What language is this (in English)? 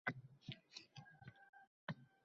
Uzbek